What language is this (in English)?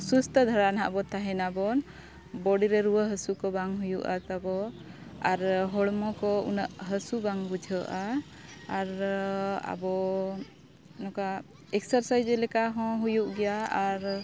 Santali